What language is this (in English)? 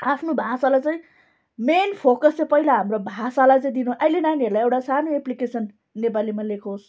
Nepali